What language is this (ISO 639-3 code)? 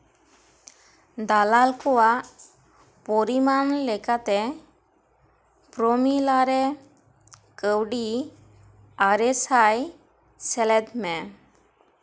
sat